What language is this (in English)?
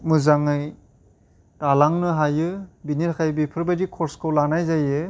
Bodo